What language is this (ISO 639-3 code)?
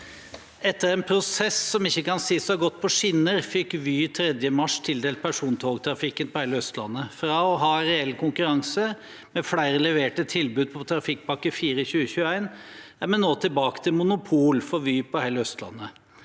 nor